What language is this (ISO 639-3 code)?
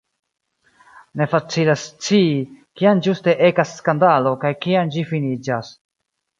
epo